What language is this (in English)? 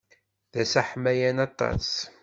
Kabyle